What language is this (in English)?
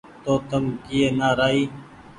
Goaria